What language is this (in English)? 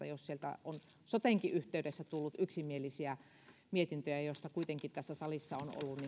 Finnish